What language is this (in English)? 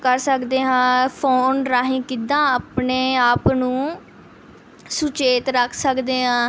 Punjabi